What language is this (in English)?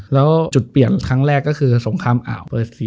Thai